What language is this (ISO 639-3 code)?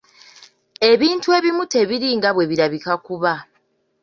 lug